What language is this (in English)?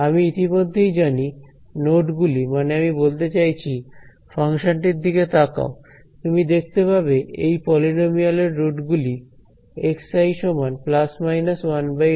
Bangla